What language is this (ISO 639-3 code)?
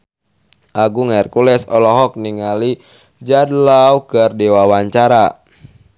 sun